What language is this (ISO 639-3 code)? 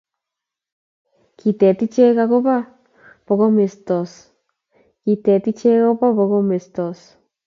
kln